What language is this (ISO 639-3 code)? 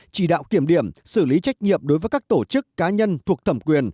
vie